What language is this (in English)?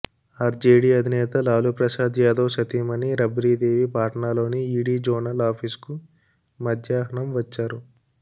Telugu